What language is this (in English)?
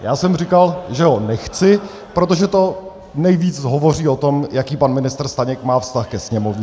Czech